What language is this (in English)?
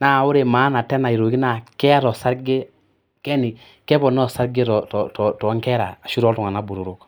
Masai